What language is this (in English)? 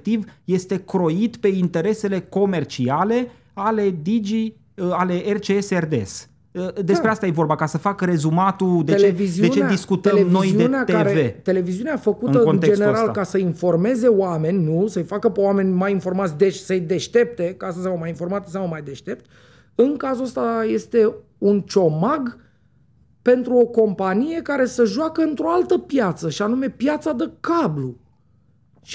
Romanian